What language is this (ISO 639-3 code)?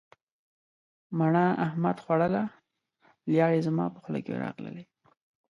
pus